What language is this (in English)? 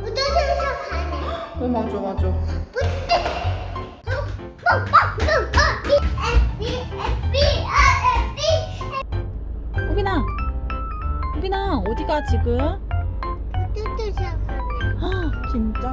Korean